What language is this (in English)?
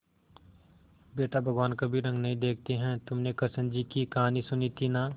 Hindi